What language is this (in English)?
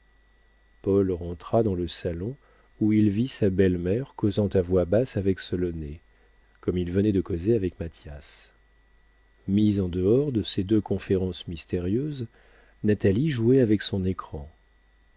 French